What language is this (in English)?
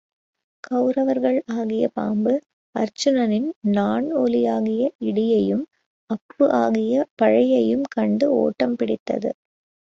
Tamil